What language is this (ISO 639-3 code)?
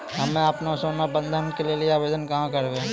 mai